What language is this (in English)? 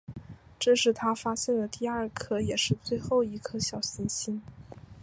Chinese